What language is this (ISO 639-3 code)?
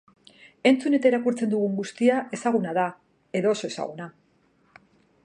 eus